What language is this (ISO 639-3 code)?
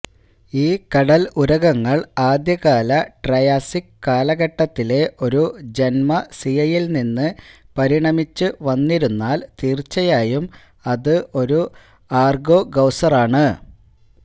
mal